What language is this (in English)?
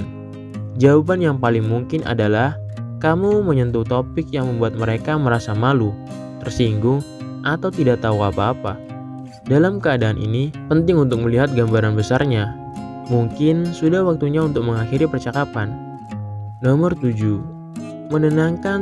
Indonesian